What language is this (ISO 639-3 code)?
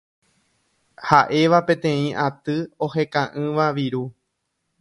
grn